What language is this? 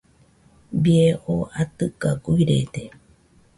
Nüpode Huitoto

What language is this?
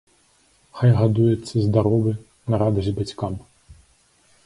Belarusian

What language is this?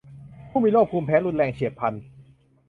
Thai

